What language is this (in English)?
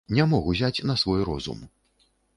Belarusian